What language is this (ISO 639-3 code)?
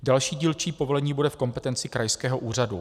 ces